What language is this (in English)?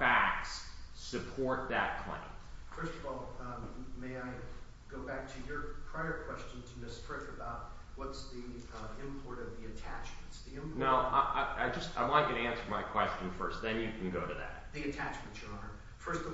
English